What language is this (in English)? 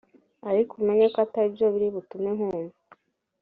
Kinyarwanda